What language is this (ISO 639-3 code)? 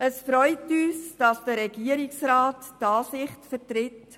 gsw